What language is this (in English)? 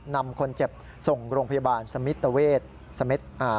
Thai